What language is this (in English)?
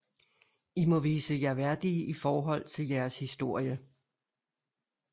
Danish